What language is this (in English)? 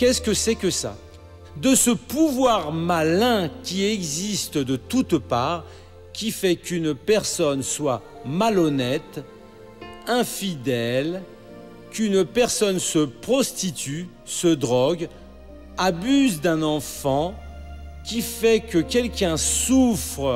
French